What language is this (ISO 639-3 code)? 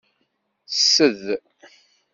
kab